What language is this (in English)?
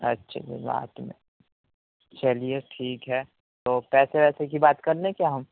Urdu